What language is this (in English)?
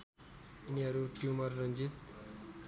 Nepali